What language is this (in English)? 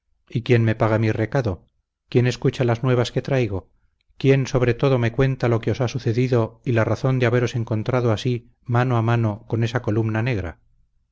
Spanish